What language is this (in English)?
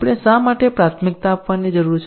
Gujarati